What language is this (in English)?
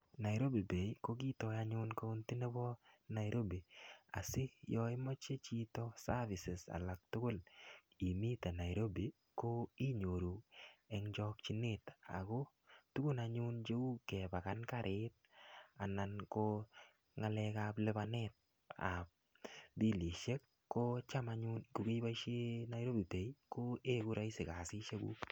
Kalenjin